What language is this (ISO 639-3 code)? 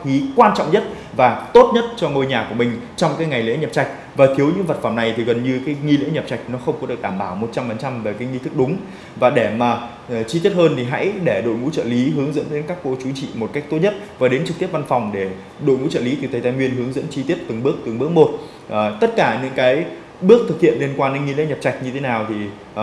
vie